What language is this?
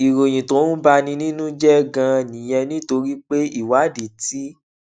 Yoruba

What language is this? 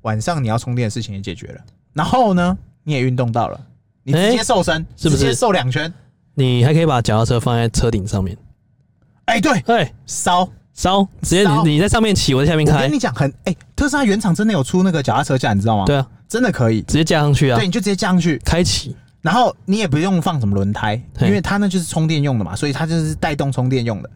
Chinese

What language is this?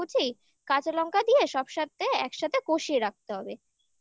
Bangla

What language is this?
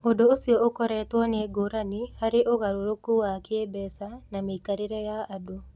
Kikuyu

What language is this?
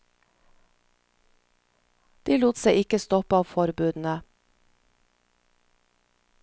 Norwegian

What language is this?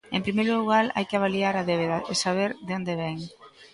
Galician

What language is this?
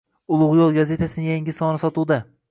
Uzbek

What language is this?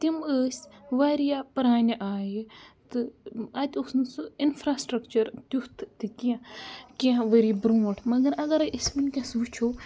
Kashmiri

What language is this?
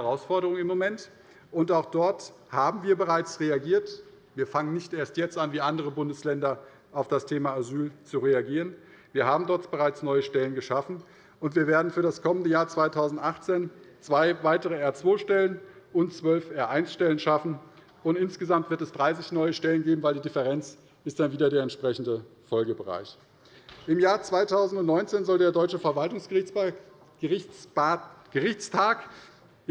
German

